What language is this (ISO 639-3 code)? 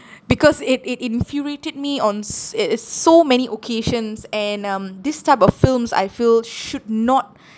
eng